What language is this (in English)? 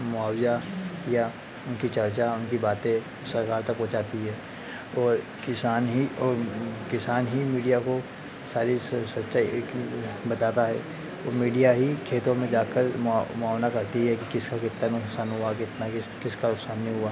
Hindi